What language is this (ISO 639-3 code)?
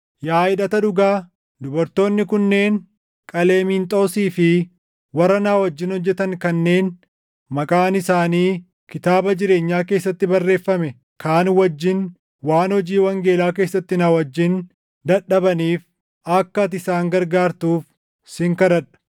orm